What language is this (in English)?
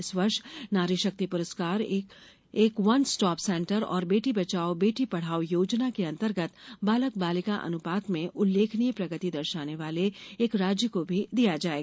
Hindi